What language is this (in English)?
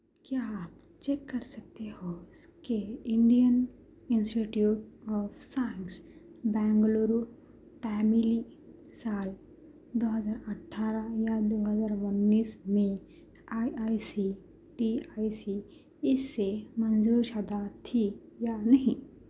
Urdu